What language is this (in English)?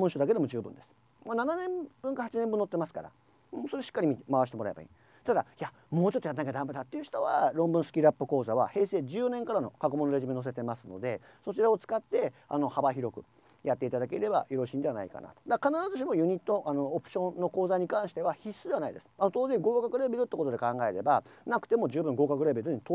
Japanese